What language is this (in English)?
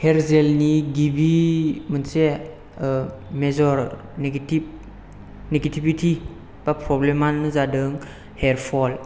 Bodo